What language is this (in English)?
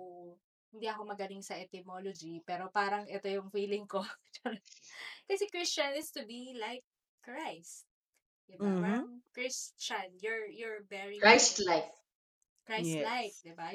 Filipino